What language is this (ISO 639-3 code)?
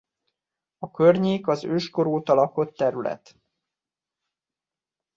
hun